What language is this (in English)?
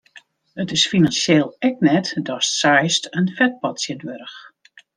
Western Frisian